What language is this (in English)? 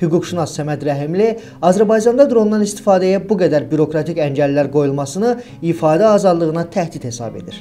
Turkish